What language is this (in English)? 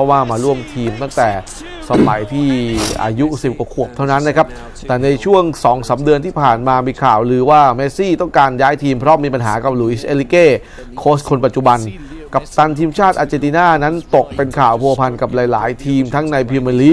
Thai